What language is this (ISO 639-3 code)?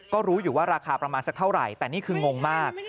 tha